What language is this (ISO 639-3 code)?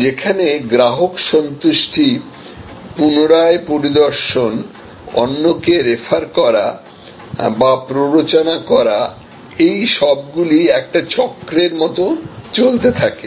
ben